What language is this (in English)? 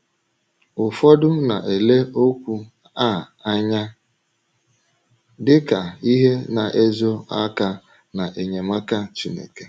Igbo